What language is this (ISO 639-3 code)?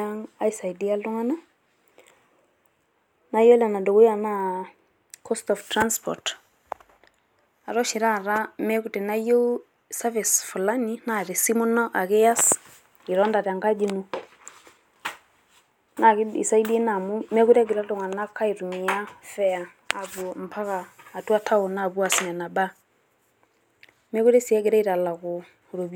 mas